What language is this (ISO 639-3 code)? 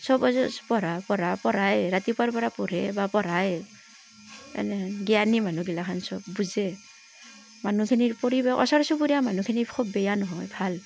asm